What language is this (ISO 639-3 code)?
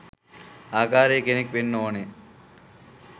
sin